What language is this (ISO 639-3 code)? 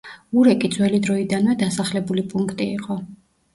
kat